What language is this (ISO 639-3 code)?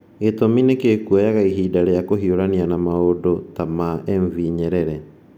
kik